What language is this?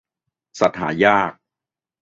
Thai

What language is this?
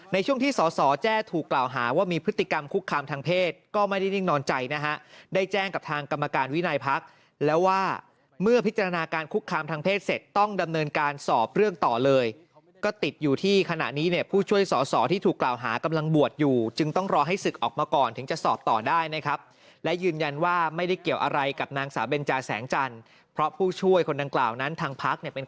Thai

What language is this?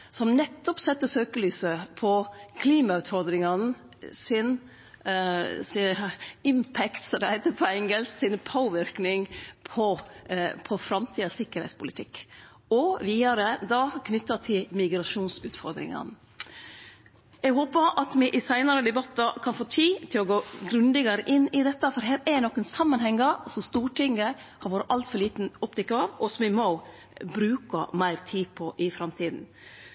Norwegian Nynorsk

